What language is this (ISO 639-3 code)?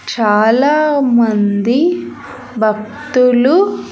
tel